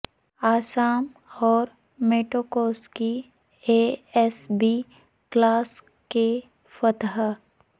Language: Urdu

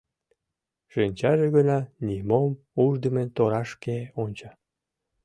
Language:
Mari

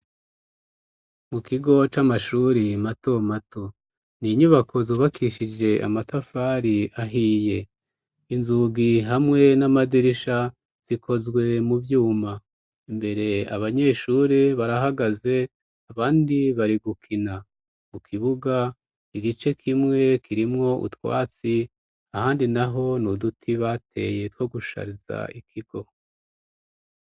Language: Rundi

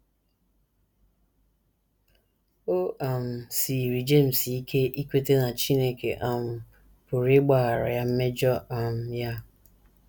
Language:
Igbo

